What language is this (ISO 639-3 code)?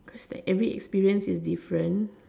eng